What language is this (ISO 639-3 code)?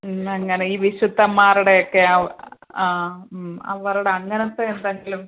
mal